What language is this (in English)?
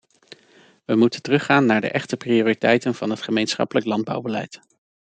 Dutch